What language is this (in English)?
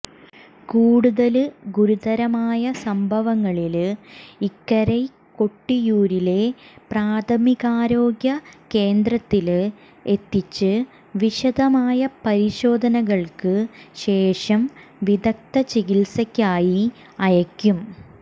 Malayalam